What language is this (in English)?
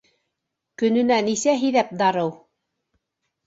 Bashkir